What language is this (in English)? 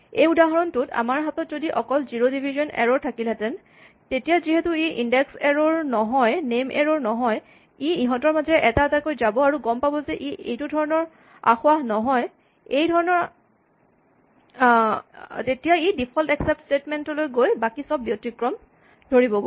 Assamese